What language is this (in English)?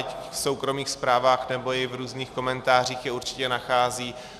Czech